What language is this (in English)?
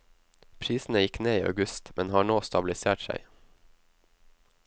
Norwegian